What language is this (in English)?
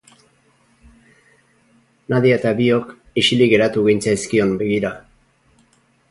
Basque